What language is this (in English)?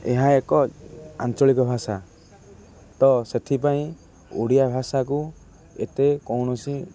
Odia